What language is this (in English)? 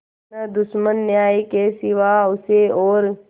Hindi